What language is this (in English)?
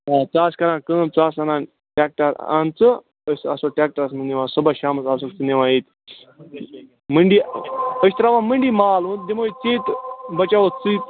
Kashmiri